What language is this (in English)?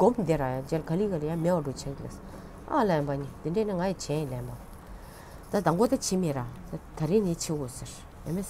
Turkish